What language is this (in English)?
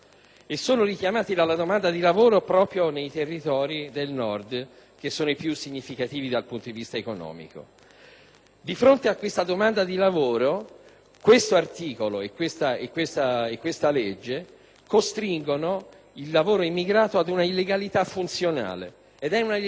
Italian